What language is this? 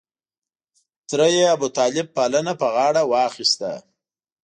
Pashto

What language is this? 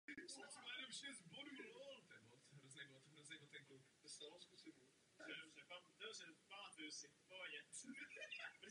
Czech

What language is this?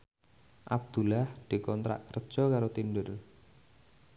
Javanese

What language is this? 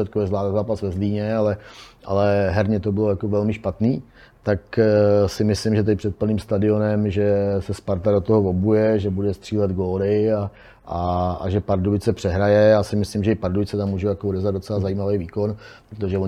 Czech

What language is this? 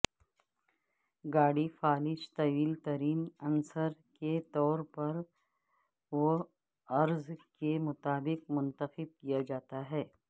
Urdu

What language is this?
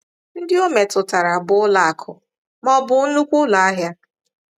Igbo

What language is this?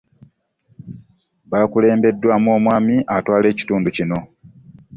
Ganda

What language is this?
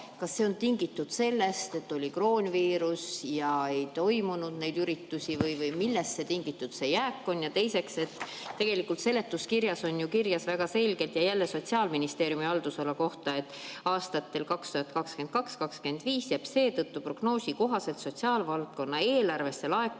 Estonian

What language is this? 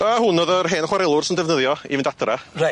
Welsh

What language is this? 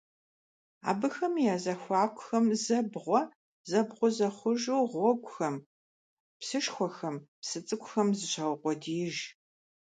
Kabardian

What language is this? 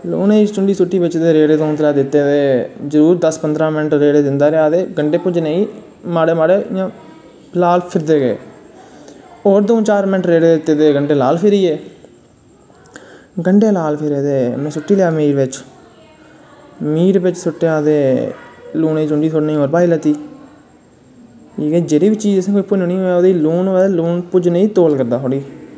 Dogri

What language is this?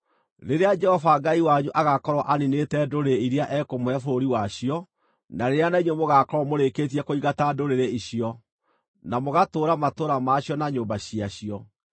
Kikuyu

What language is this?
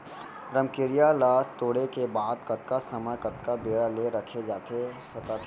Chhattisgarhi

